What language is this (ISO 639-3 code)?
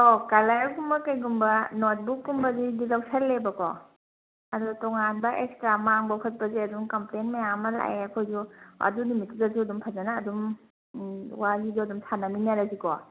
mni